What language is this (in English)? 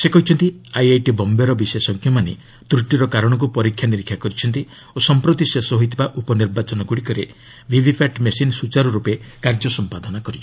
Odia